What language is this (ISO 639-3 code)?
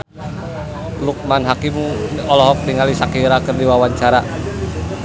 sun